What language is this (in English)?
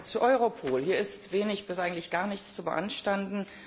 German